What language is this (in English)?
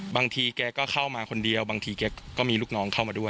Thai